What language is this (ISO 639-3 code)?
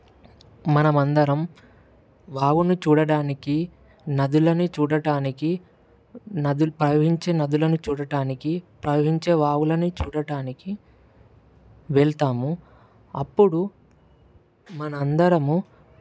tel